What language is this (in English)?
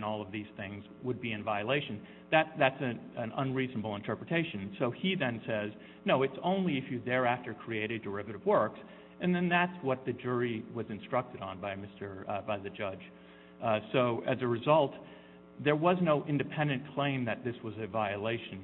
English